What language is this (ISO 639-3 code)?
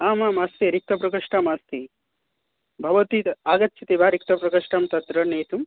san